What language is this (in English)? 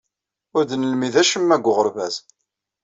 Kabyle